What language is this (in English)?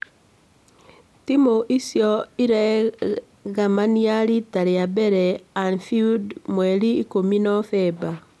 Kikuyu